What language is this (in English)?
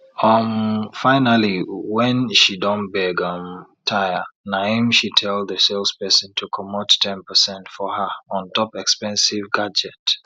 Nigerian Pidgin